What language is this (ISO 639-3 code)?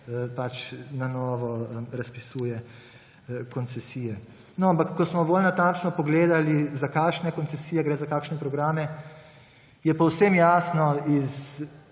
slv